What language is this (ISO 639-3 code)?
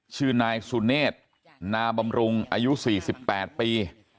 tha